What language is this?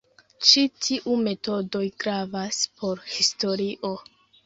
Esperanto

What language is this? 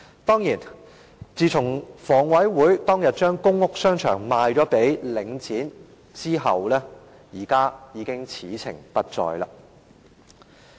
Cantonese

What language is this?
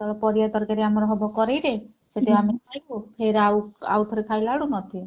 Odia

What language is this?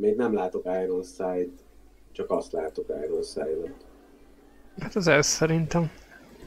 Hungarian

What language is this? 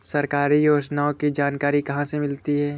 Hindi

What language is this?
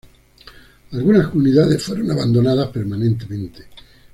Spanish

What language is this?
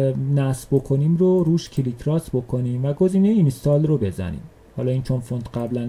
Persian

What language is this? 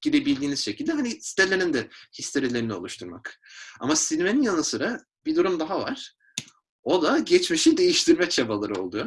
Turkish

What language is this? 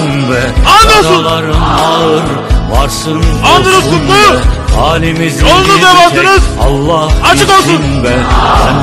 Turkish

